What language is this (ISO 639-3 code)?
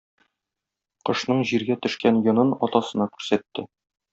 tat